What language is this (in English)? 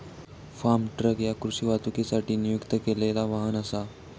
Marathi